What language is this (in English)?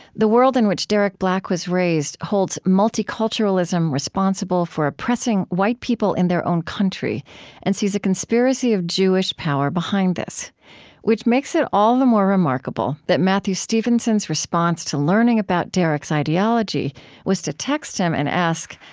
English